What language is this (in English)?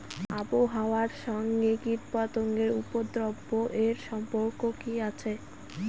Bangla